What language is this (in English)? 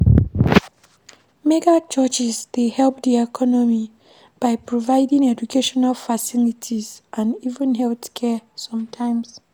Nigerian Pidgin